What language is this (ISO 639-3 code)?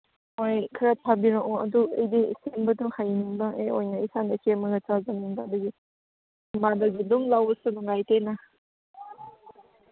mni